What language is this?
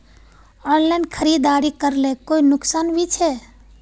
Magahi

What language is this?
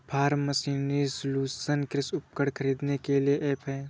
Hindi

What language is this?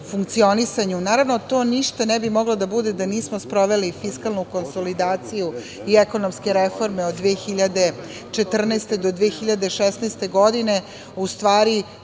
Serbian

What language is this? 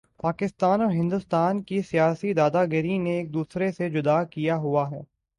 Urdu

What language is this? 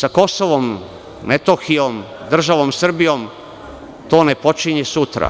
Serbian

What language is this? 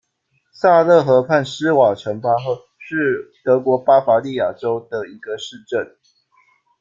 Chinese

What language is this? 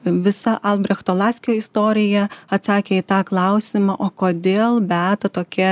Lithuanian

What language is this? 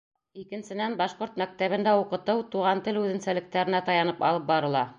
Bashkir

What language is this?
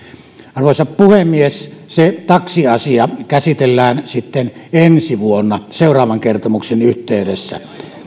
Finnish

